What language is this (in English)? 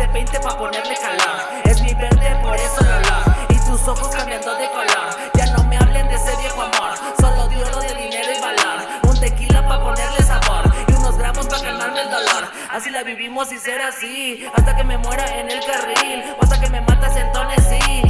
Vietnamese